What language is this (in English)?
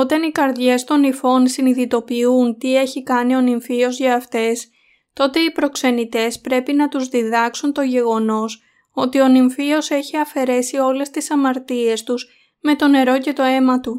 Greek